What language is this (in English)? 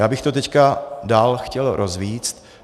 Czech